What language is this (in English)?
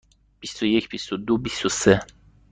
Persian